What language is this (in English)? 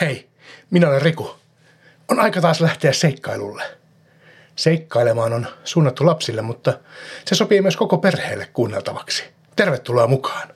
Finnish